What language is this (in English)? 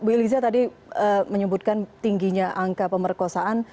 Indonesian